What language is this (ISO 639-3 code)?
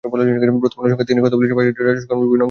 ben